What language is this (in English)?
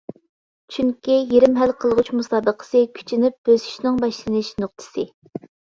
Uyghur